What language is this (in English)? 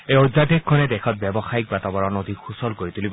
Assamese